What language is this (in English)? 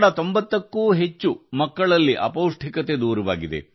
Kannada